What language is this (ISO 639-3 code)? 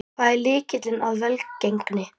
isl